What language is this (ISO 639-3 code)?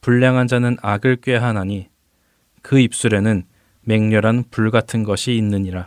kor